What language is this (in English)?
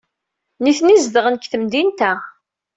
Kabyle